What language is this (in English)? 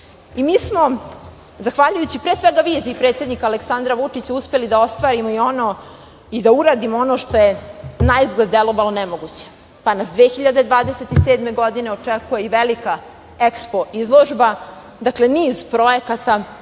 Serbian